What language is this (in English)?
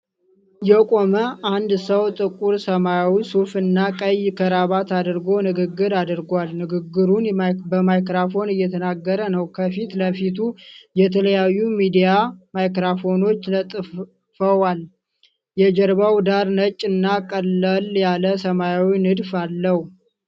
Amharic